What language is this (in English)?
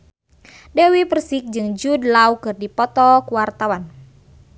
Sundanese